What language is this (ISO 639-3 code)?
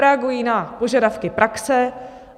ces